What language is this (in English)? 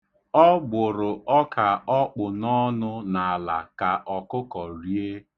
Igbo